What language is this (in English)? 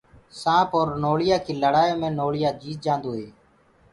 Gurgula